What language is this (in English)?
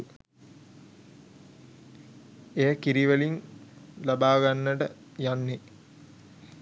Sinhala